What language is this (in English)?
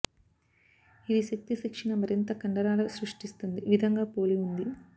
Telugu